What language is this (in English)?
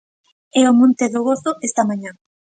Galician